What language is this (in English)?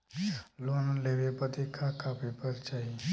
Bhojpuri